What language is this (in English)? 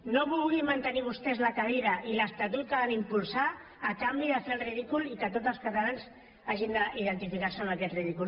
Catalan